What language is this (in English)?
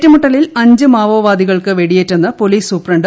Malayalam